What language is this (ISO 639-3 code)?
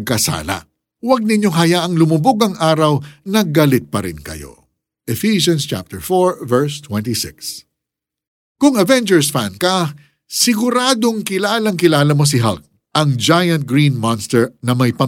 fil